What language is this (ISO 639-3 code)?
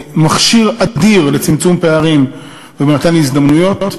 heb